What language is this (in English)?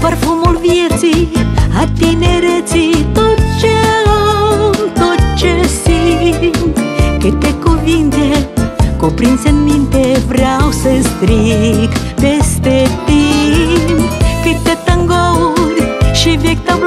Romanian